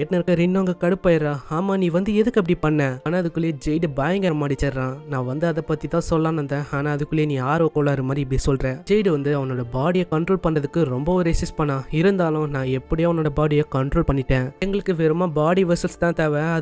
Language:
Tamil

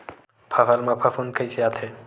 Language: Chhattisgarhi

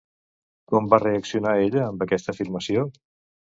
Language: Catalan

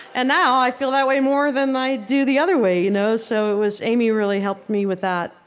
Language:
English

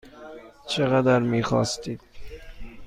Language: Persian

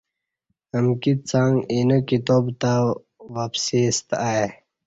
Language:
Kati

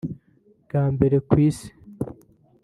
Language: Kinyarwanda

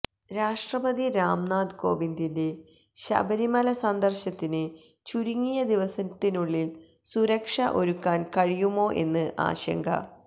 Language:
Malayalam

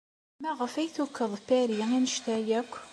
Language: Kabyle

